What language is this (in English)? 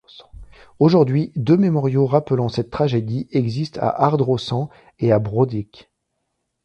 French